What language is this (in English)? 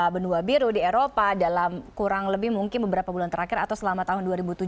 Indonesian